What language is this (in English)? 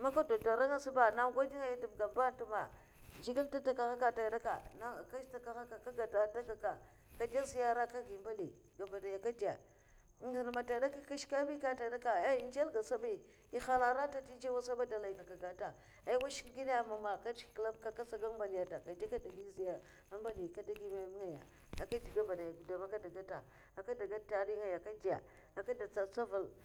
Mafa